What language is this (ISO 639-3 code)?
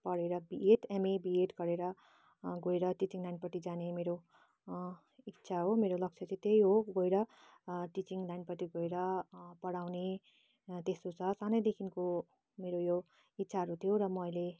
nep